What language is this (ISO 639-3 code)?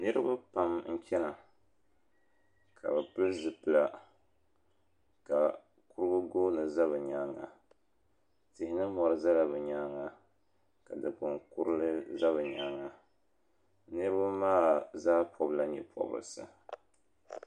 dag